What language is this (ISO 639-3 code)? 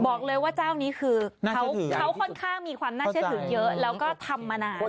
tha